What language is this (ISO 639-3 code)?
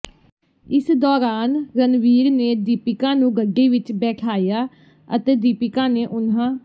pan